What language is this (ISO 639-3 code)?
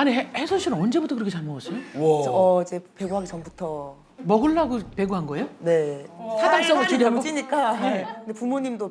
kor